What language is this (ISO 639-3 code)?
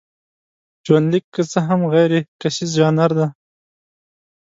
pus